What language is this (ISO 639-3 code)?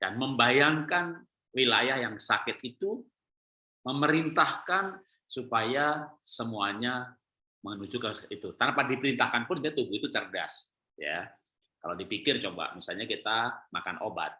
ind